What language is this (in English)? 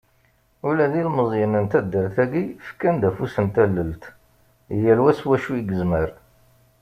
Kabyle